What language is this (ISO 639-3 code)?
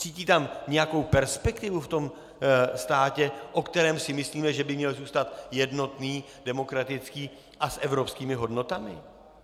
ces